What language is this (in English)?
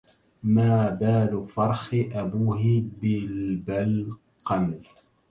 Arabic